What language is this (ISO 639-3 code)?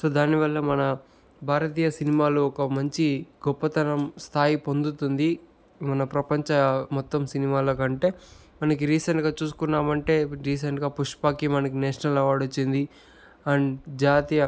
tel